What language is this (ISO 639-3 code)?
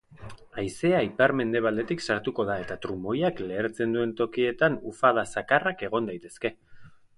eus